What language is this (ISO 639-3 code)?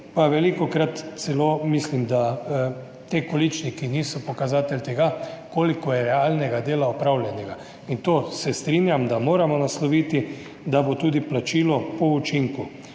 slv